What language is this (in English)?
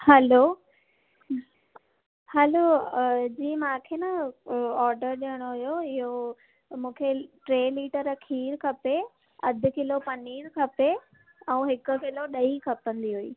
Sindhi